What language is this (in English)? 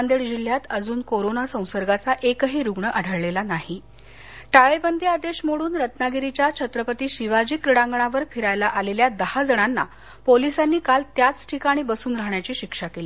Marathi